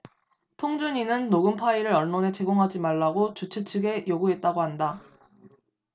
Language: Korean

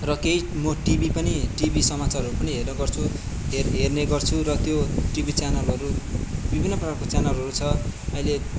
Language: Nepali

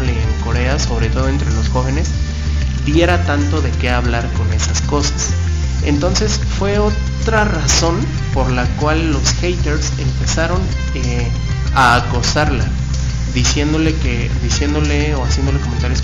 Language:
Spanish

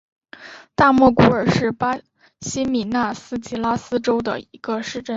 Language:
Chinese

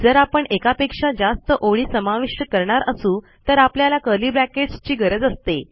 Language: Marathi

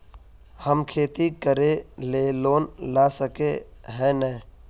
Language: Magahi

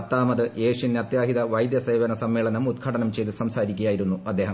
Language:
Malayalam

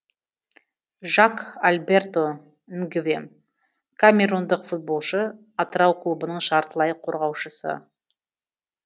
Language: Kazakh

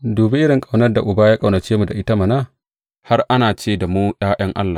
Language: Hausa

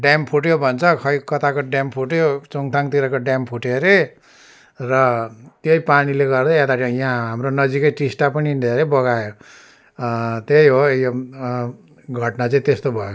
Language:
Nepali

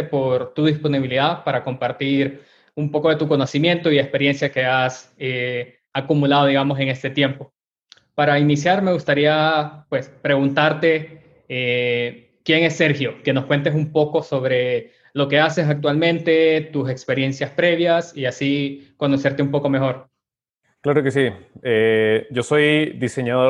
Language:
Spanish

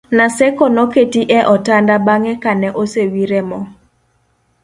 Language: Luo (Kenya and Tanzania)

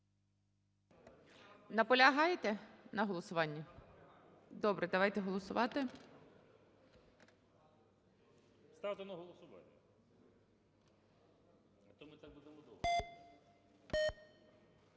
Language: Ukrainian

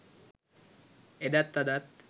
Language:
Sinhala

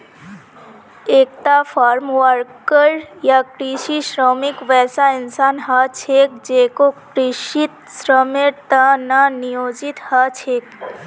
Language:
Magahi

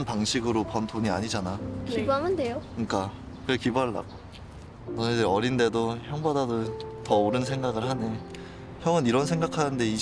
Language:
Korean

